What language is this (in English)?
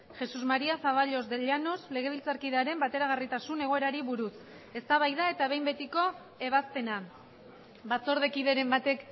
Basque